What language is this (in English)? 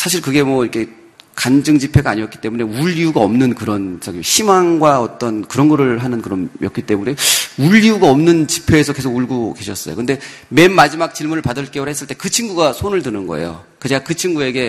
Korean